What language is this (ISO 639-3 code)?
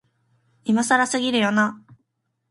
jpn